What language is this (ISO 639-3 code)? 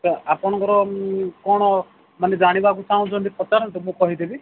ori